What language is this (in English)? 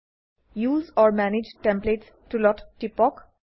Assamese